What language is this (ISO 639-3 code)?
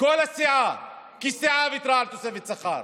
heb